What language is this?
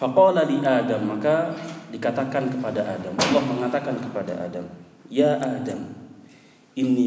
Indonesian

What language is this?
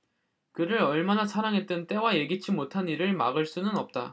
Korean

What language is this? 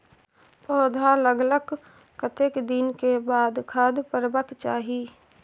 Maithili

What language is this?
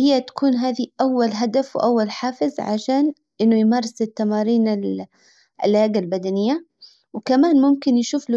Hijazi Arabic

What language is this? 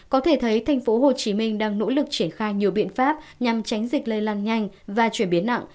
Vietnamese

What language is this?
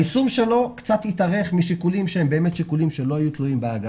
Hebrew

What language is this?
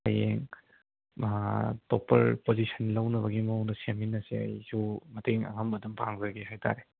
Manipuri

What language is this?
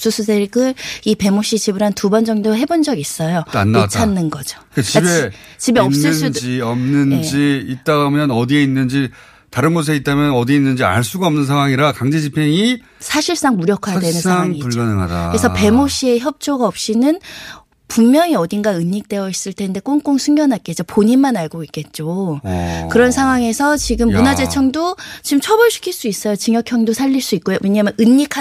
Korean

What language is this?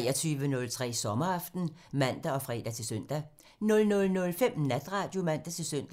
Danish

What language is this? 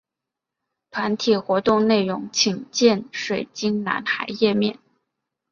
Chinese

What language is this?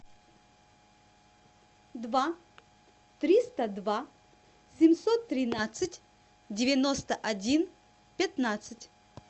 Russian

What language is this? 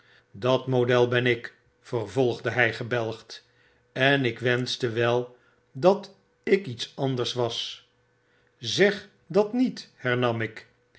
Dutch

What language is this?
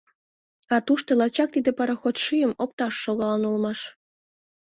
Mari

